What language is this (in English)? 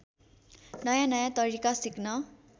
Nepali